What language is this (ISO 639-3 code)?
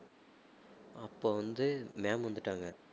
tam